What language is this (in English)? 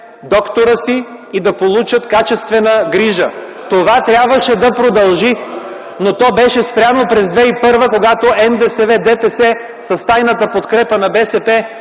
Bulgarian